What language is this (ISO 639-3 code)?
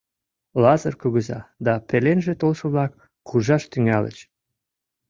chm